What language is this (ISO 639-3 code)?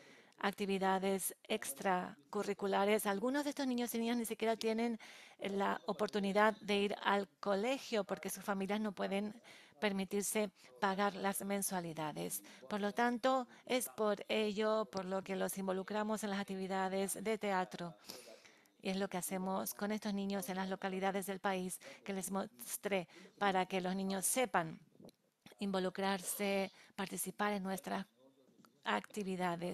spa